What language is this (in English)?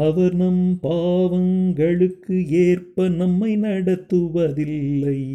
Tamil